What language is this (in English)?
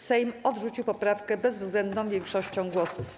Polish